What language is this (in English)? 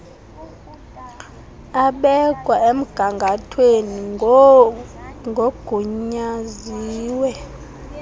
Xhosa